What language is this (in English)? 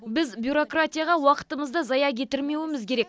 Kazakh